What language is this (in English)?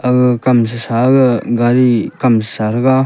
Wancho Naga